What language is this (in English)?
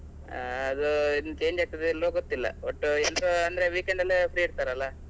Kannada